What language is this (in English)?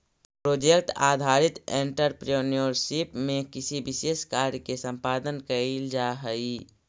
Magahi